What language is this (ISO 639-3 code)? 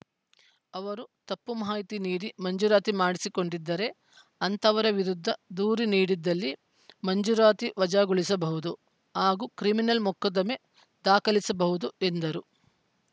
kan